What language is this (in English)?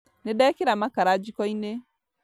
Kikuyu